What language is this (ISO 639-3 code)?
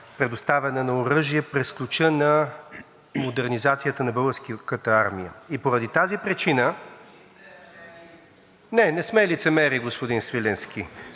bul